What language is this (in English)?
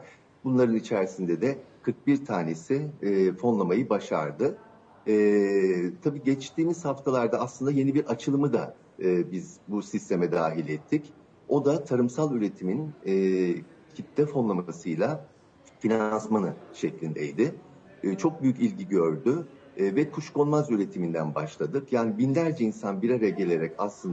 Turkish